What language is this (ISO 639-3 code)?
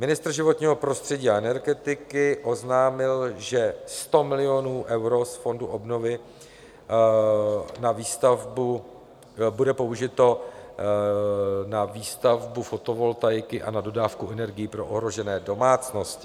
ces